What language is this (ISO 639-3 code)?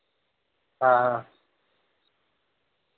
doi